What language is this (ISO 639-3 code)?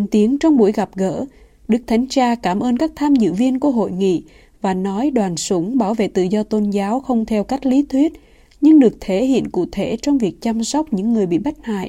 vie